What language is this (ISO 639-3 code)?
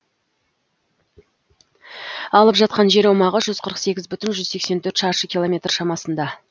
kaz